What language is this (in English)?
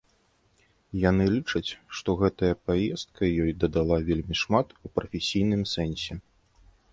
Belarusian